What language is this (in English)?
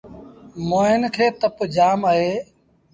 Sindhi Bhil